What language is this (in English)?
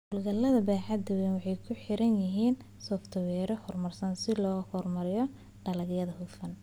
Somali